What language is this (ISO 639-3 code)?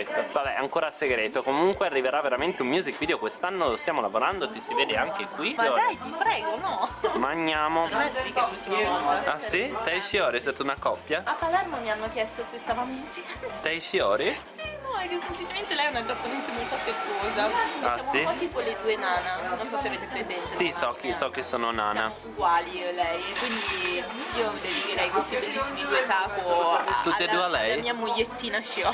ita